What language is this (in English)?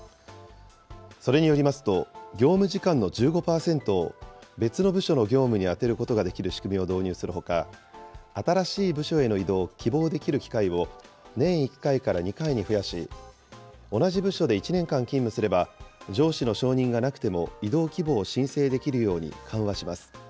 Japanese